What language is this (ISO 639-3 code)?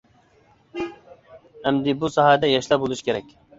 uig